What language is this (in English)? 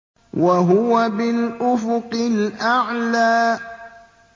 Arabic